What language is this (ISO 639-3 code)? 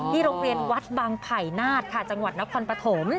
tha